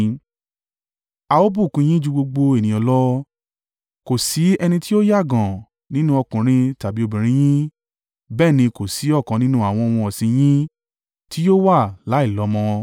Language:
Yoruba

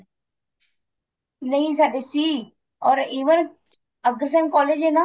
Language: Punjabi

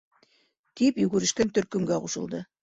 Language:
Bashkir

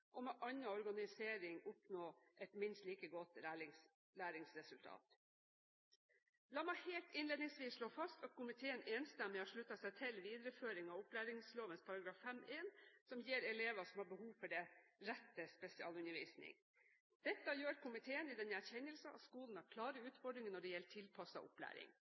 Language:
Norwegian Bokmål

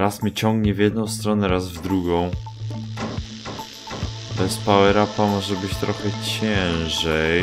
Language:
Polish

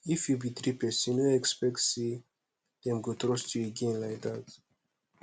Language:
Nigerian Pidgin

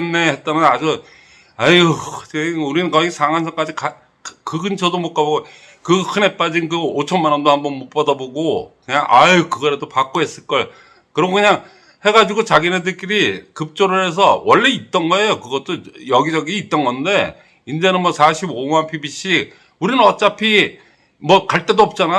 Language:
Korean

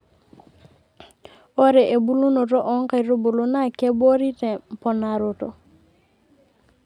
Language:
Masai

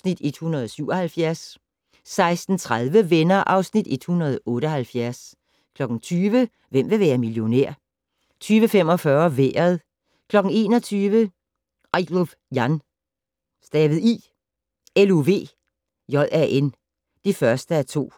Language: Danish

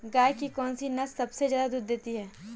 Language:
Hindi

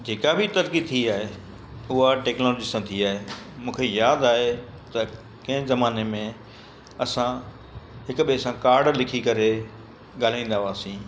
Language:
Sindhi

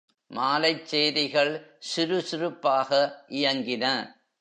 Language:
Tamil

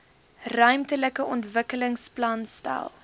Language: Afrikaans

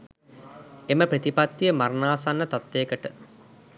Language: Sinhala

